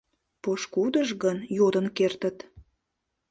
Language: Mari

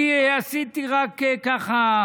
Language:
Hebrew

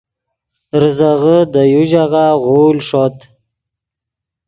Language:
Yidgha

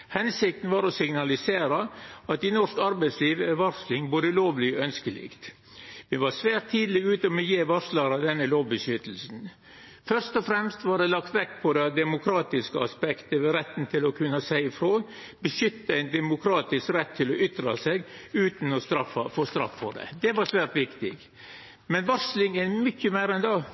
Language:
Norwegian Nynorsk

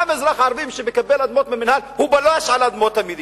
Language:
Hebrew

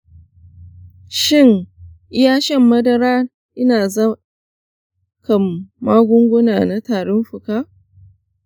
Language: Hausa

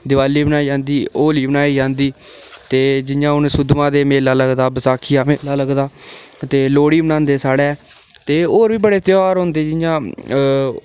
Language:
Dogri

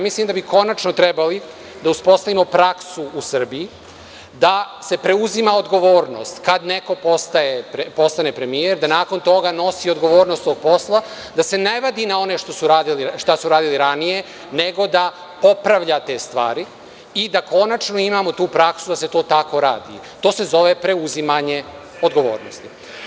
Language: Serbian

